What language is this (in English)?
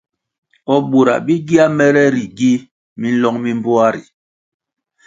Kwasio